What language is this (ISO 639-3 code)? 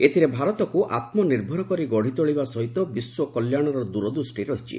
ori